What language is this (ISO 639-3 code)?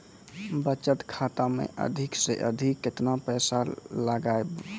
mai